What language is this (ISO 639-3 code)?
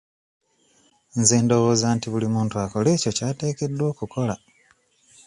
lug